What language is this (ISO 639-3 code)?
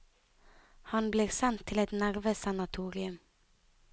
nor